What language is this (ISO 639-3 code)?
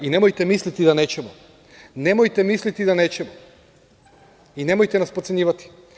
srp